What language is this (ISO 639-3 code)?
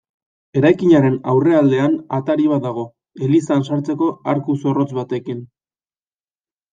eus